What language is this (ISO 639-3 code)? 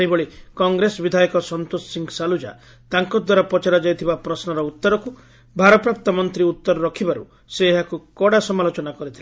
ori